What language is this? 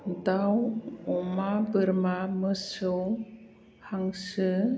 Bodo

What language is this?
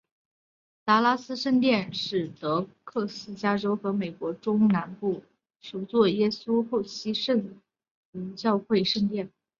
Chinese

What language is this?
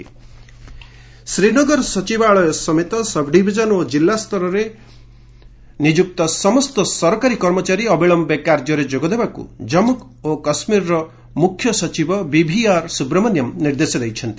Odia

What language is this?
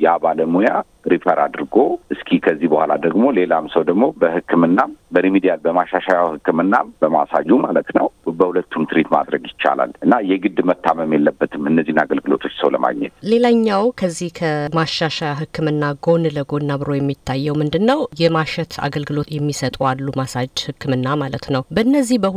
Amharic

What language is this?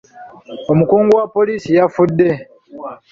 Ganda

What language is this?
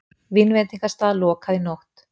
Icelandic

